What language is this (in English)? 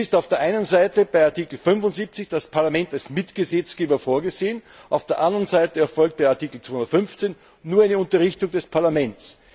German